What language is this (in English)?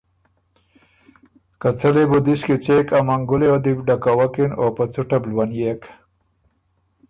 Ormuri